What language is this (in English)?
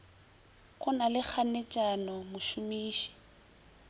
Northern Sotho